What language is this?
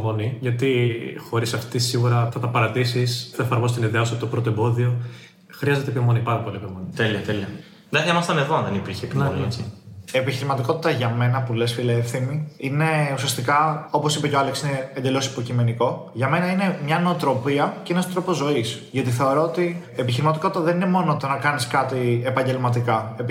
Greek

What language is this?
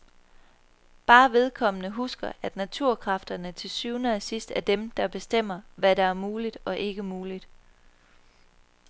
Danish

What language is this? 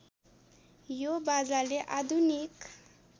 Nepali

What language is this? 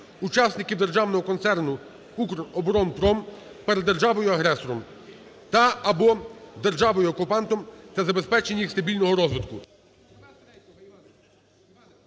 Ukrainian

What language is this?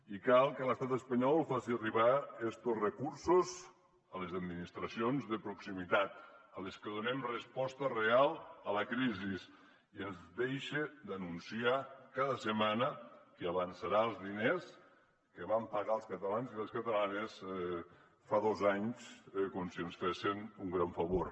Catalan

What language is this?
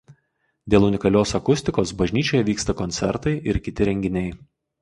Lithuanian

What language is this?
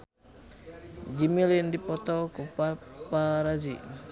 Sundanese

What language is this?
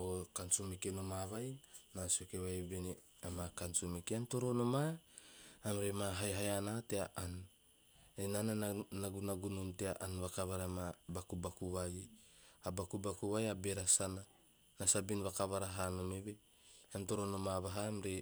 Teop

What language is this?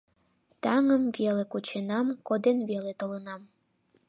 Mari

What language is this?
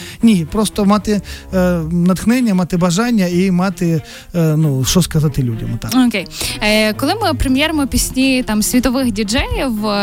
Ukrainian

